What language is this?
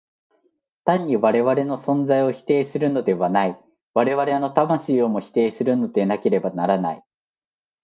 Japanese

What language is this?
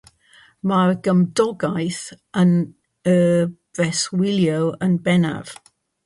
Welsh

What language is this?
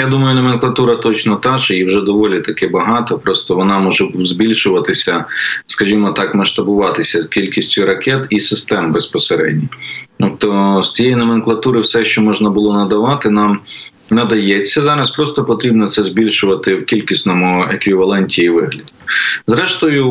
Ukrainian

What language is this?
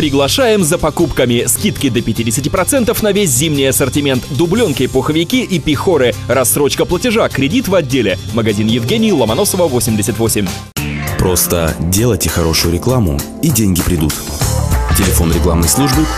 Russian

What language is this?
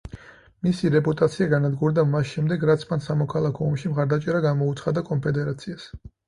Georgian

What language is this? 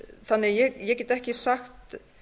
Icelandic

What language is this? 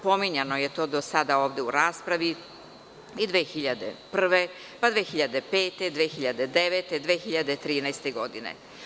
Serbian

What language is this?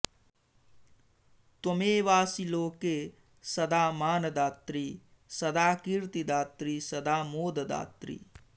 Sanskrit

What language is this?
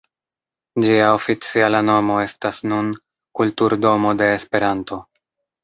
Esperanto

